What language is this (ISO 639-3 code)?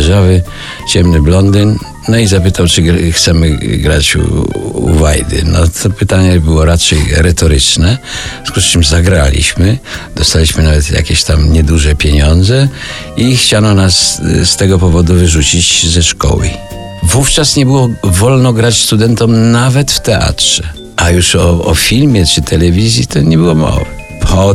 pol